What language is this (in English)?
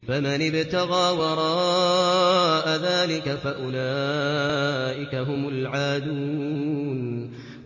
Arabic